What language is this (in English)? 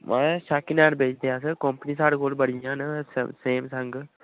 Dogri